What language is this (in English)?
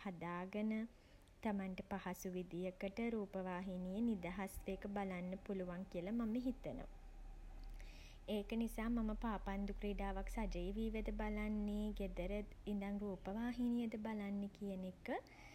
Sinhala